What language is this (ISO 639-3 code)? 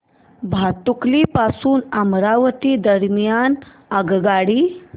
mar